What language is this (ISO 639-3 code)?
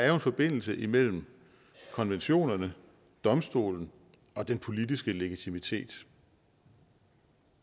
dan